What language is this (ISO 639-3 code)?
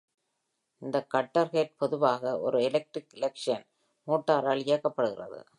tam